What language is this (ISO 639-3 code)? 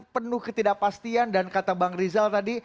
ind